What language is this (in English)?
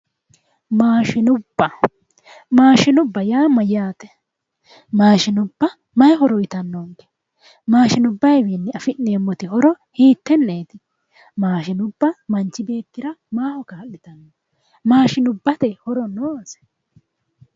Sidamo